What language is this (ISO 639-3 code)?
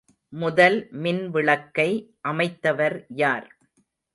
tam